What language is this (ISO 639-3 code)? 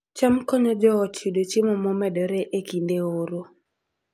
luo